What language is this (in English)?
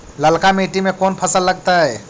Magahi